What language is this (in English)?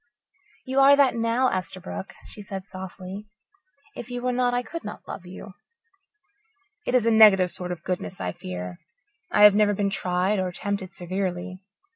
English